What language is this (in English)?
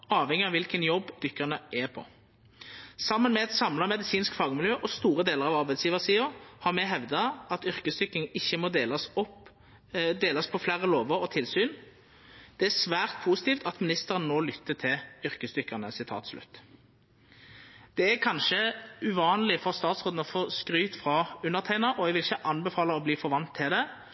Norwegian Nynorsk